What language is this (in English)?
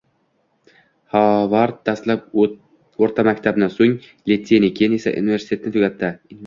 Uzbek